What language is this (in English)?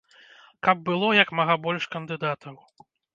Belarusian